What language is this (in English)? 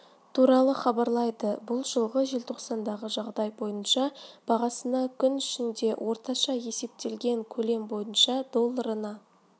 Kazakh